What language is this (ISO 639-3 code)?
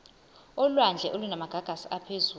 zul